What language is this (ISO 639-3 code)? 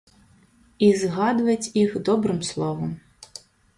bel